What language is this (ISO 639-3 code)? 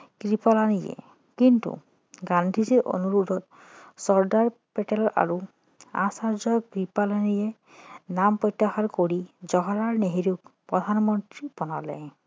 asm